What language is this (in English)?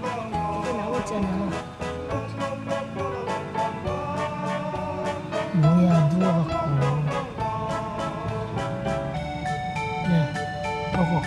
Korean